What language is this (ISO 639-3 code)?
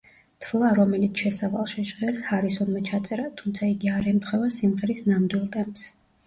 kat